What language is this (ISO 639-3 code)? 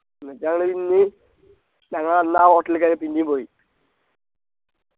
mal